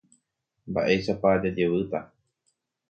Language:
Guarani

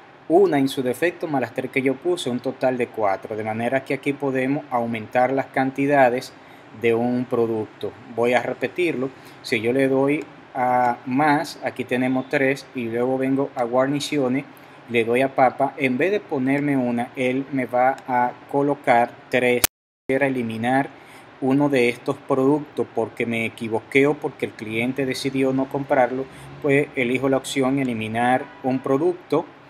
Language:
Spanish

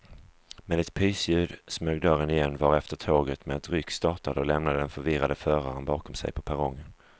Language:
Swedish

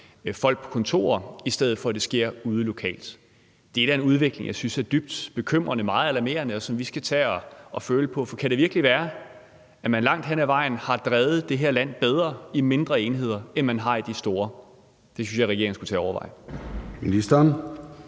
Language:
Danish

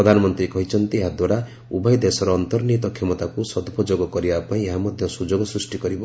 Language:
Odia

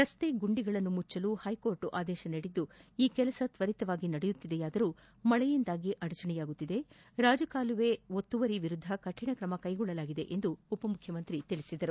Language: Kannada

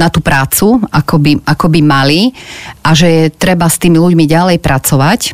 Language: Slovak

